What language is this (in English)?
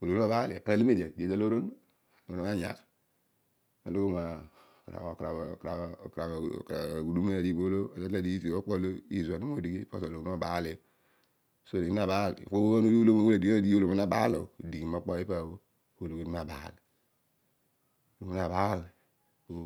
Odual